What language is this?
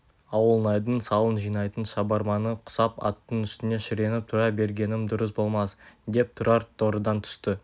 Kazakh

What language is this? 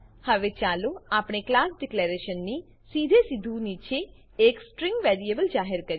Gujarati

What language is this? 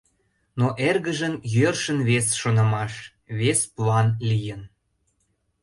Mari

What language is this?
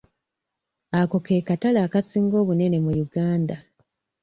Ganda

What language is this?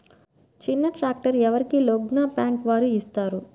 Telugu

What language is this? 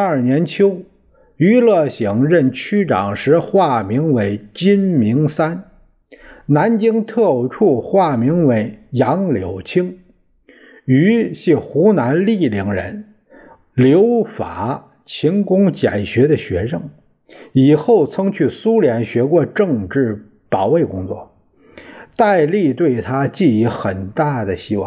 Chinese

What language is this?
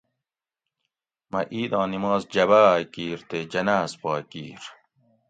Gawri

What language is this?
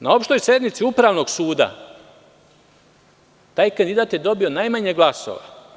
Serbian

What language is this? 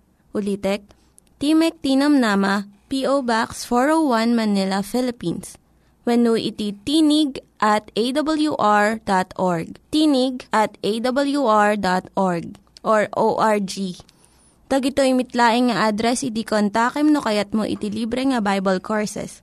Filipino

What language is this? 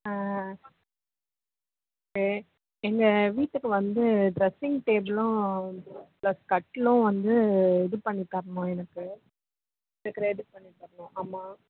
Tamil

